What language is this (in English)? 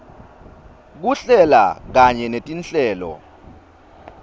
Swati